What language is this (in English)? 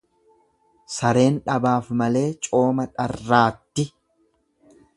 Oromo